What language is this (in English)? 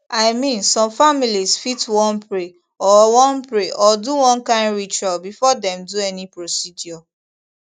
Nigerian Pidgin